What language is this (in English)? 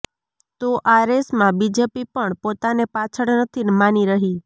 Gujarati